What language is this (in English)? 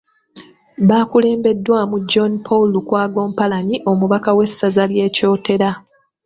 Ganda